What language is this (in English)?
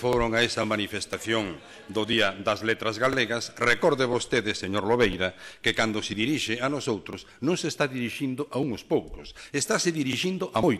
Spanish